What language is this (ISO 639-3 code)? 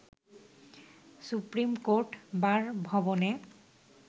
ben